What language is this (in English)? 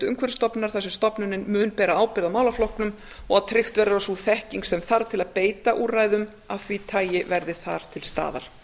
Icelandic